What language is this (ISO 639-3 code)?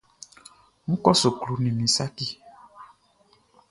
bci